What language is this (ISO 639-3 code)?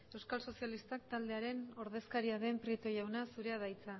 eus